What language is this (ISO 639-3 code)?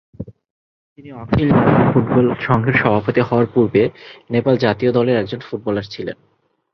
ben